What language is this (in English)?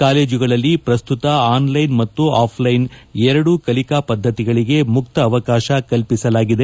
Kannada